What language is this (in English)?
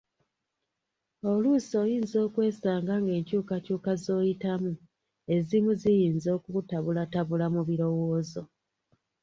Ganda